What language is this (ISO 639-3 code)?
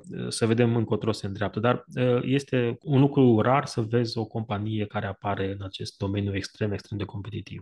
ron